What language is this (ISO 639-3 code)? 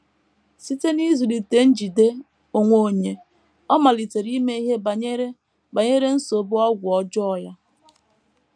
ibo